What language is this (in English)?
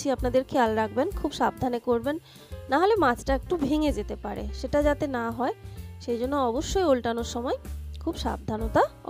Hindi